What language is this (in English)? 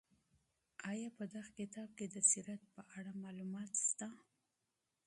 Pashto